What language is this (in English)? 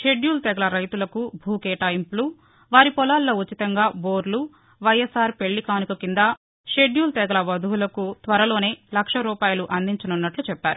Telugu